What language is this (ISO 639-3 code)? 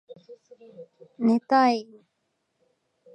jpn